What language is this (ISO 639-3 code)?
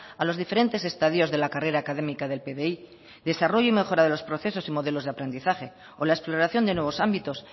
spa